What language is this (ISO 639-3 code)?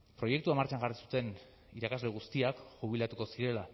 eus